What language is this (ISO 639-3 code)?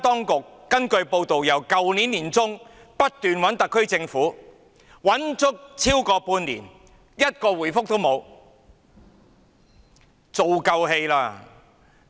yue